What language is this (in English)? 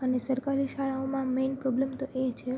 Gujarati